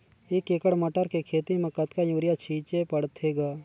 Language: Chhattisgarhi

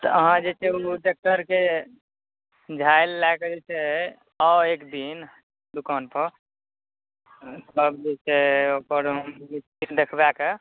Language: Maithili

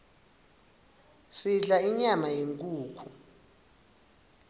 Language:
Swati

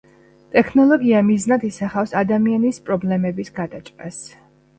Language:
Georgian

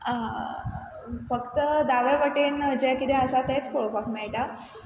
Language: Konkani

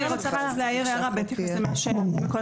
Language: Hebrew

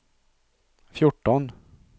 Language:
Swedish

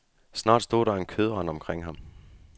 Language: Danish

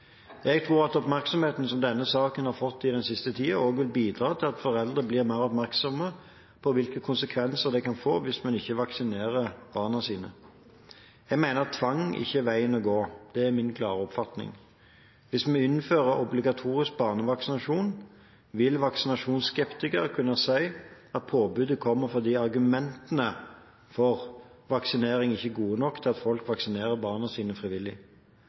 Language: Norwegian Bokmål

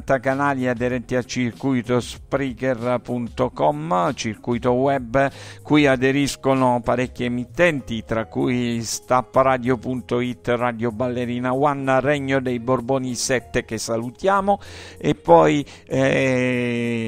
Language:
Italian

